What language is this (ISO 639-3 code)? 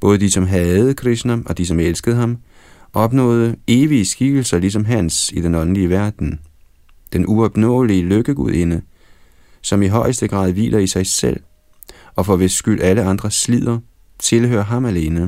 dan